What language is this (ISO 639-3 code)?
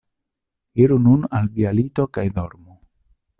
epo